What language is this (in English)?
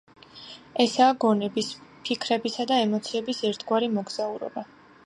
Georgian